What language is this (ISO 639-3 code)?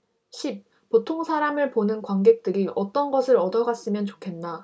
kor